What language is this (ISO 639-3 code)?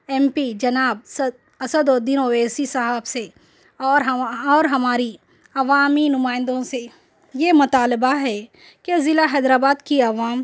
urd